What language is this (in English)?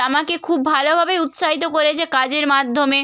Bangla